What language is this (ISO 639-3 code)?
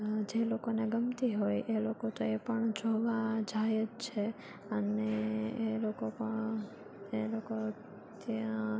guj